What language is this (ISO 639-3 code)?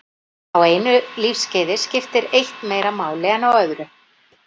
isl